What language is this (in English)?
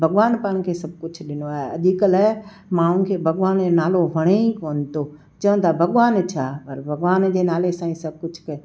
Sindhi